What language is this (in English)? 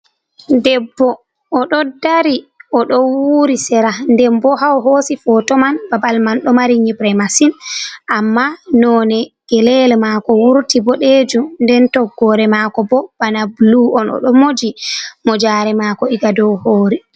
Fula